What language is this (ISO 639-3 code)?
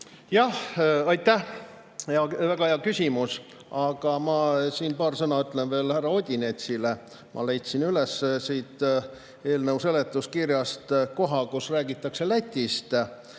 est